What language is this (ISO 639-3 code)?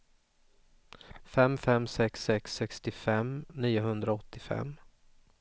swe